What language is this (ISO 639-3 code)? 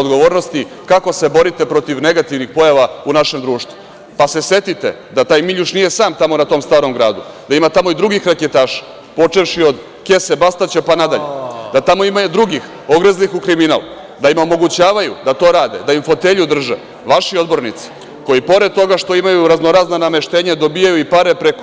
srp